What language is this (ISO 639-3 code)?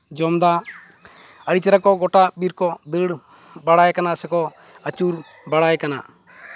sat